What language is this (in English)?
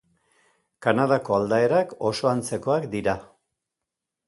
Basque